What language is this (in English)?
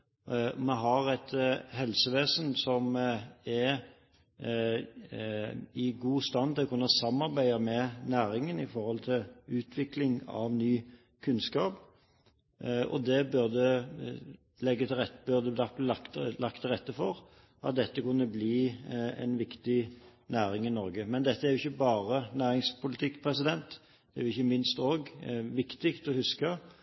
Norwegian Bokmål